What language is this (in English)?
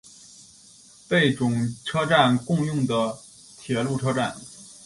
Chinese